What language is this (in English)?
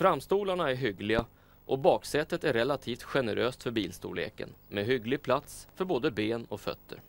Swedish